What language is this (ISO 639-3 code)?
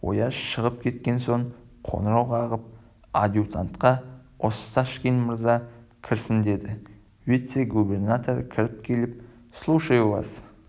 kaz